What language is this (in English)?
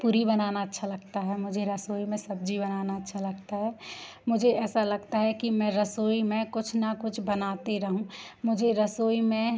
Hindi